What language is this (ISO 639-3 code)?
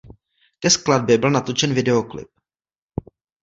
ces